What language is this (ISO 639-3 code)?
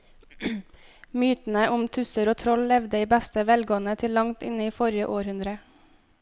nor